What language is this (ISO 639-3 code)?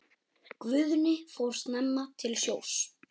isl